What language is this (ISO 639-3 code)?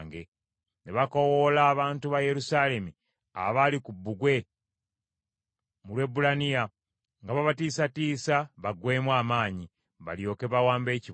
lug